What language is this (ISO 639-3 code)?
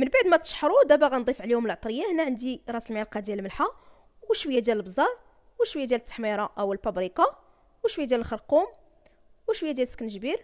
ara